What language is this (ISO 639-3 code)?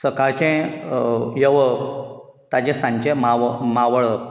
kok